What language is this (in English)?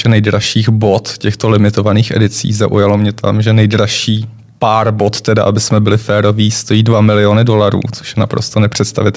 Czech